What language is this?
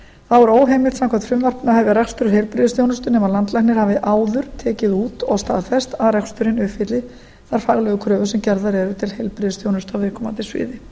Icelandic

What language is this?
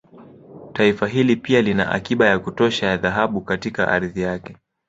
Swahili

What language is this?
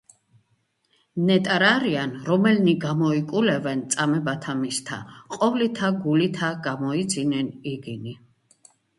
Georgian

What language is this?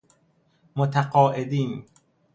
Persian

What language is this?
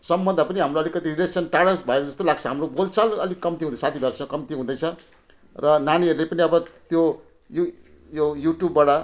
Nepali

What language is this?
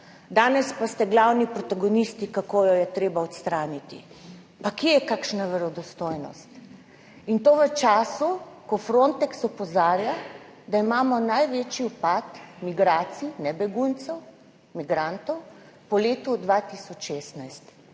Slovenian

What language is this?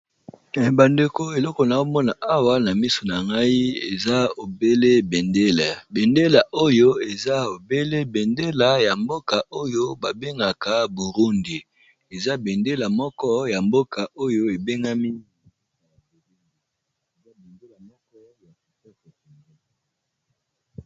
Lingala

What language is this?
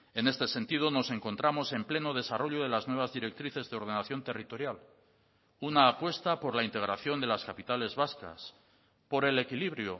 Spanish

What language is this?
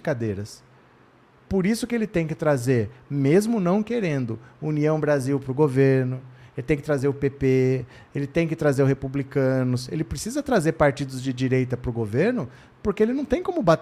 Portuguese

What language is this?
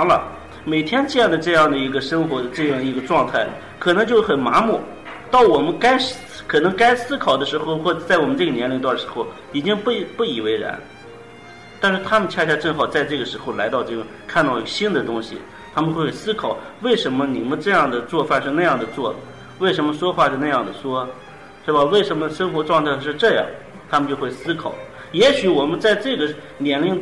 Chinese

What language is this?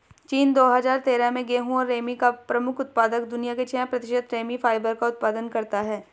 Hindi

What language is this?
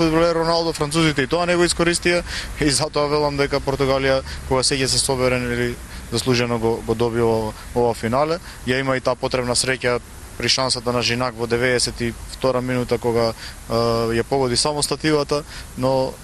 Macedonian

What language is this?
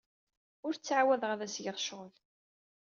Kabyle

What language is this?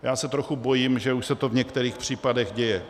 Czech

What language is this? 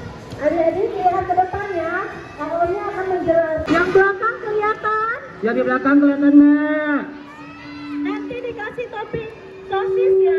Indonesian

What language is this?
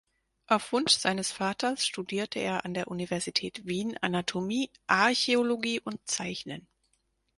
German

